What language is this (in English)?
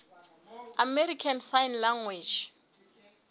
Southern Sotho